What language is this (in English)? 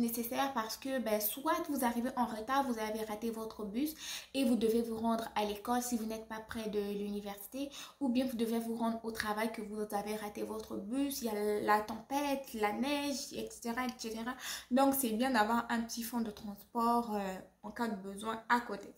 French